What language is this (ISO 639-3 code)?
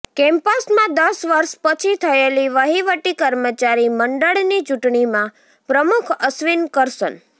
guj